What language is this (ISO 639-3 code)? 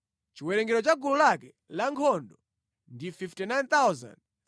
nya